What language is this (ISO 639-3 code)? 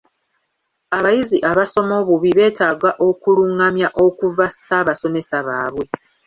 lug